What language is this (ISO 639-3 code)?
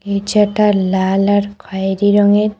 ben